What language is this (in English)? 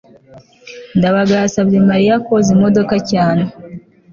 Kinyarwanda